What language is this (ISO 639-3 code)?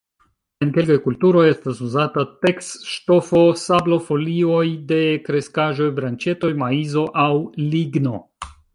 epo